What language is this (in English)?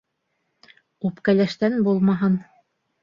Bashkir